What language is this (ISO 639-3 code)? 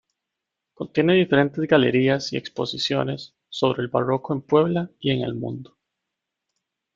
spa